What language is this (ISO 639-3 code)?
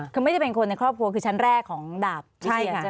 tha